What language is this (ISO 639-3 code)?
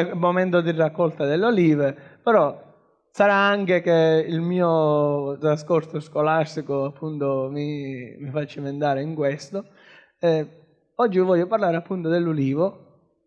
ita